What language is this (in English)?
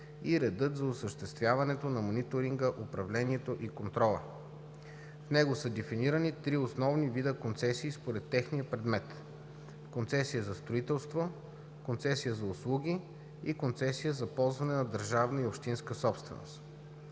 Bulgarian